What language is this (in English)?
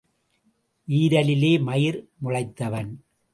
Tamil